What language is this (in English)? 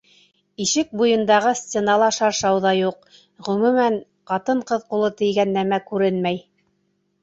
Bashkir